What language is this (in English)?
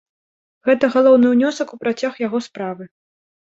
Belarusian